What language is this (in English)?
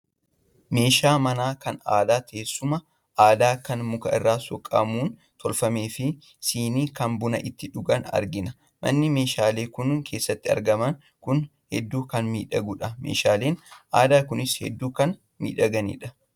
Oromo